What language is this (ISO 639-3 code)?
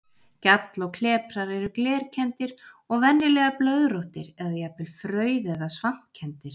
isl